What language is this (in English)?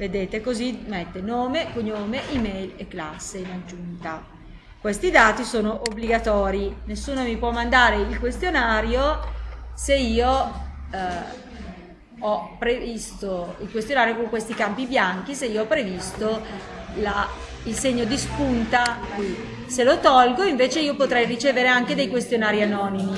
Italian